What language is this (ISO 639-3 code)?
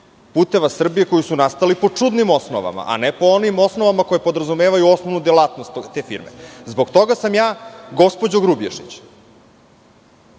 srp